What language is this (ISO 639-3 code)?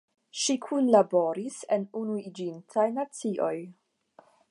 epo